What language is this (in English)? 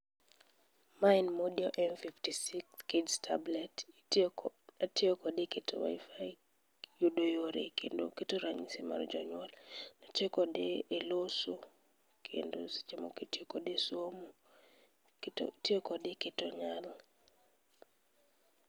Luo (Kenya and Tanzania)